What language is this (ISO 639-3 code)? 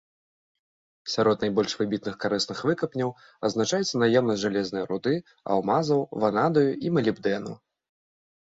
bel